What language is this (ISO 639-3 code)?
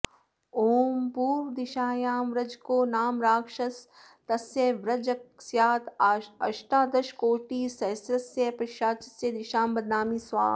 san